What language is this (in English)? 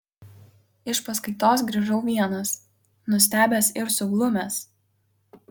Lithuanian